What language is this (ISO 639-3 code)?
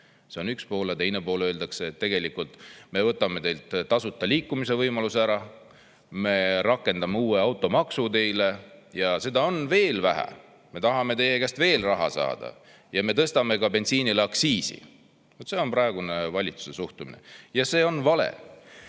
est